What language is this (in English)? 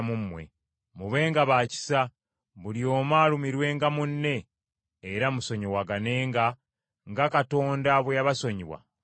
Ganda